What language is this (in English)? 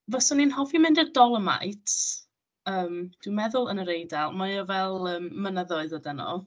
Welsh